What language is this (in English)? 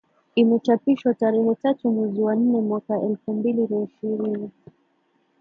Swahili